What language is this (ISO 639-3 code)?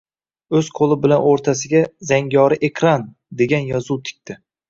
uzb